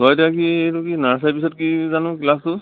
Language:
Assamese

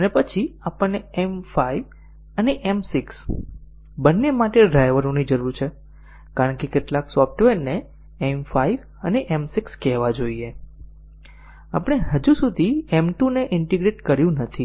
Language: Gujarati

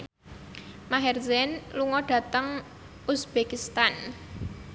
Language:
Javanese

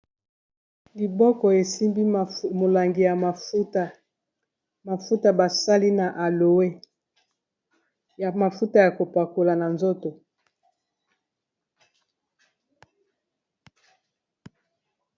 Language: Lingala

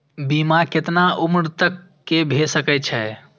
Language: Maithili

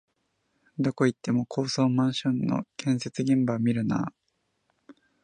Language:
Japanese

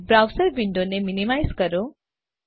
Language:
Gujarati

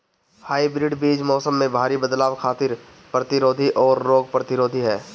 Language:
Bhojpuri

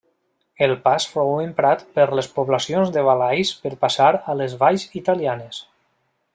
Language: Catalan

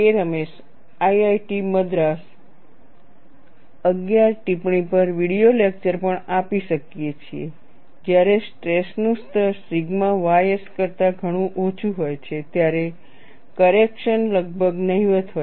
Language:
Gujarati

